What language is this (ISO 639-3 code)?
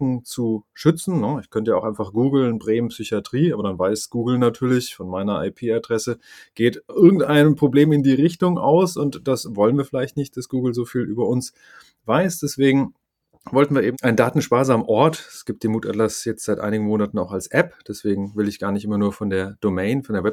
deu